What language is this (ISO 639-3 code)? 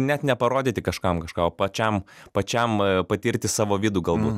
lit